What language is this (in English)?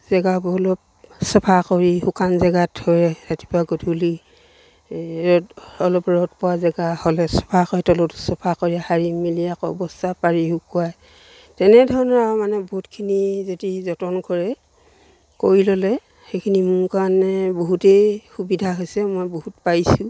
Assamese